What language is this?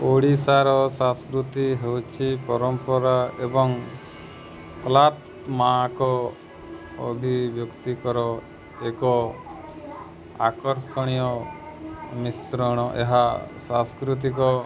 Odia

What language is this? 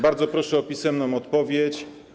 Polish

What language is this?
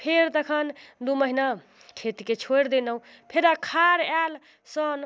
Maithili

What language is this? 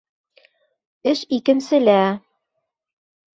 Bashkir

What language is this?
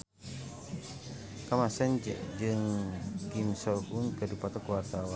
Sundanese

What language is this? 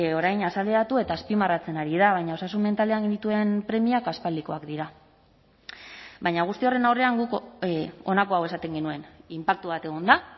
Basque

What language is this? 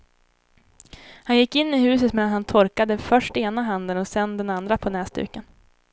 Swedish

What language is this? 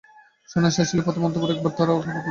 Bangla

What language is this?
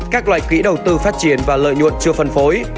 Vietnamese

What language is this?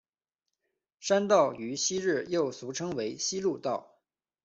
Chinese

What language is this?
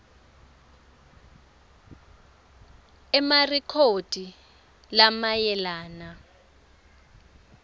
Swati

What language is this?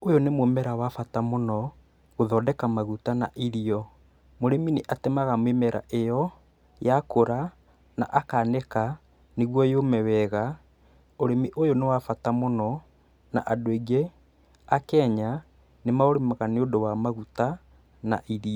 Kikuyu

